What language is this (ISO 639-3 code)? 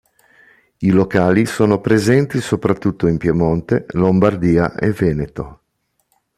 ita